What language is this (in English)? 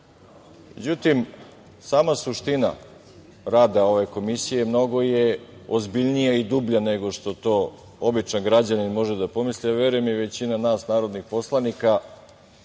Serbian